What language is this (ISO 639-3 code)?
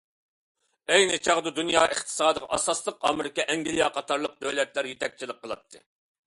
uig